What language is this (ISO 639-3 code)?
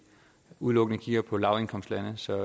dan